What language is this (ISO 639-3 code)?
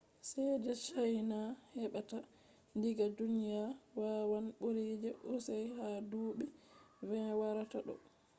ful